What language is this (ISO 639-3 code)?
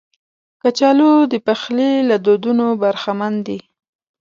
pus